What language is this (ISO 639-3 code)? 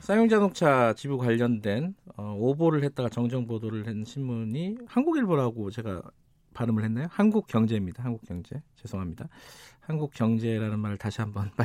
kor